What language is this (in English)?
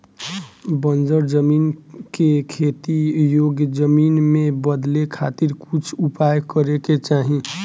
Bhojpuri